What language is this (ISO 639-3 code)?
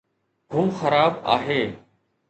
snd